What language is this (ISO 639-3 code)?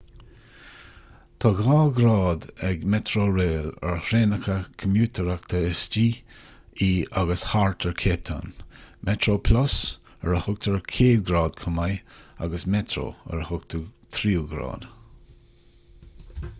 gle